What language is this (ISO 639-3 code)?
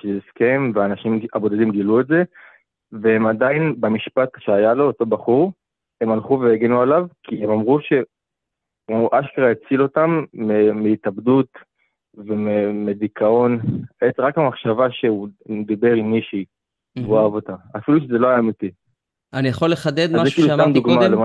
heb